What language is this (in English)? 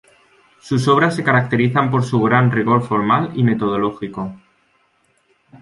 Spanish